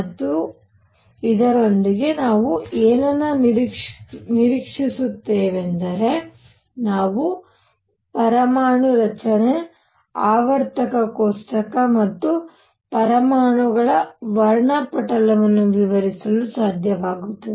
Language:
Kannada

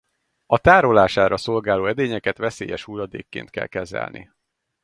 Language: Hungarian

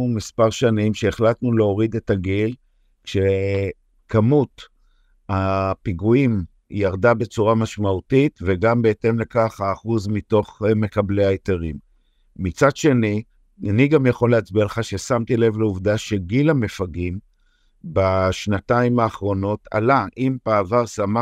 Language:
Hebrew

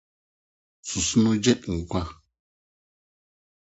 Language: Akan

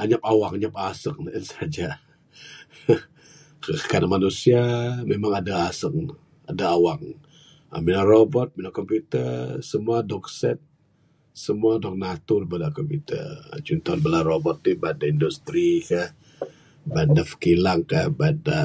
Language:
Bukar-Sadung Bidayuh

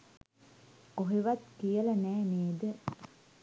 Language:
Sinhala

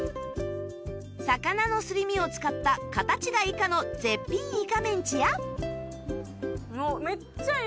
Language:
Japanese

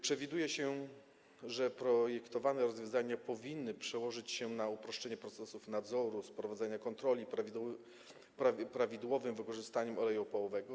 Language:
Polish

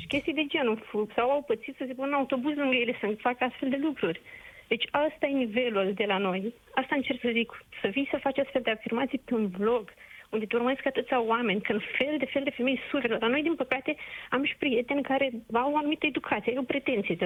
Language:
Romanian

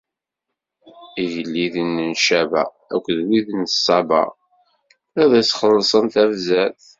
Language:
Kabyle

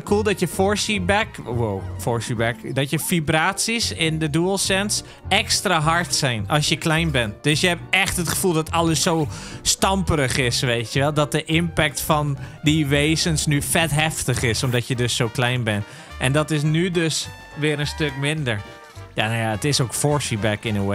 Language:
Dutch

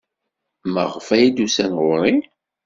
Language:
Kabyle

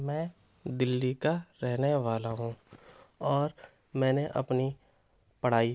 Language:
Urdu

